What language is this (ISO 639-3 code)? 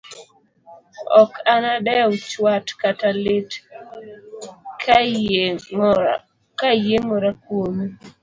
luo